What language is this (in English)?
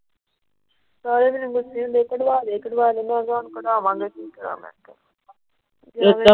Punjabi